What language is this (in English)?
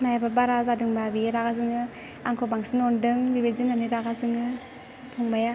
Bodo